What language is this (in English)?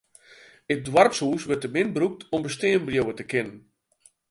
Western Frisian